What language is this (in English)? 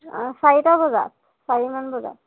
Assamese